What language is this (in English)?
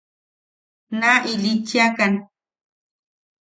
Yaqui